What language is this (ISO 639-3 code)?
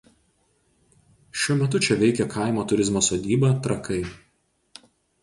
lit